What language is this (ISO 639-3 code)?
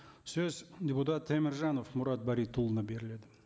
kaz